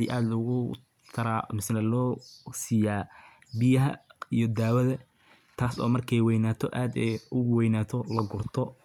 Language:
Somali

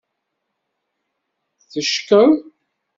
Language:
Kabyle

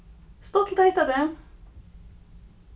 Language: Faroese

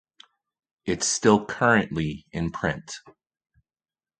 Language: English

